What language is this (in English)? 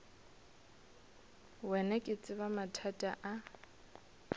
Northern Sotho